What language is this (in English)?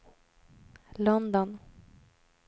Swedish